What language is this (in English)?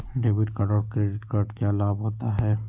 Magahi